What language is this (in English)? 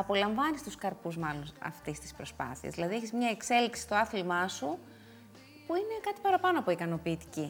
Greek